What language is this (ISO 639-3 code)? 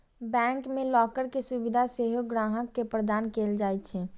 mai